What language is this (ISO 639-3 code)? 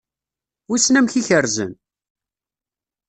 kab